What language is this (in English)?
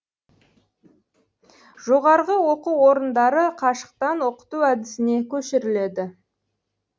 Kazakh